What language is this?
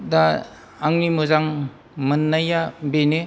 Bodo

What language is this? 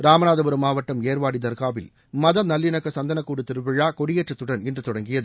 Tamil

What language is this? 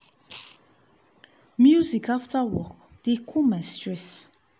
Nigerian Pidgin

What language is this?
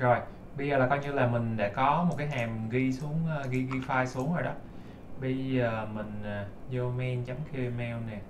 Vietnamese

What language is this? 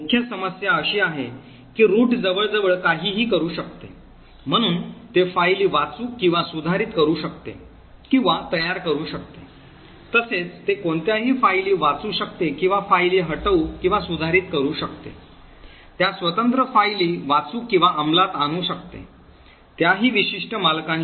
Marathi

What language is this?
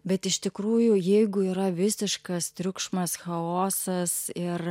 Lithuanian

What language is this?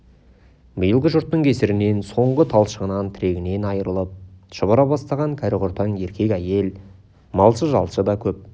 Kazakh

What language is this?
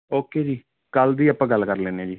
Punjabi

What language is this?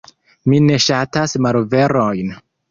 Esperanto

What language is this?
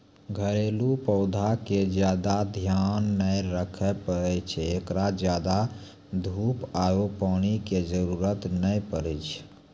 Maithili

